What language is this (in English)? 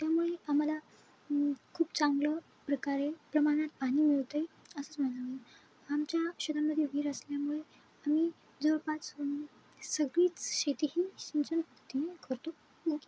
Marathi